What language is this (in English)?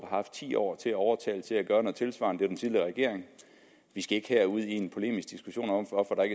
Danish